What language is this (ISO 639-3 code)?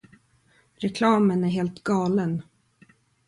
swe